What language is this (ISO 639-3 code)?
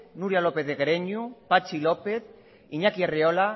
eus